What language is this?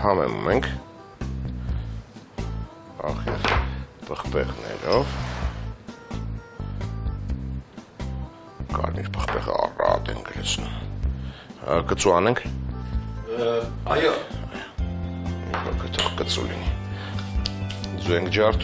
Romanian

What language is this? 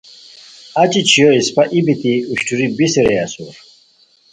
Khowar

